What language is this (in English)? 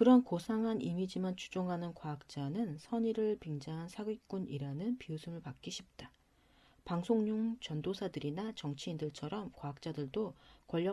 Korean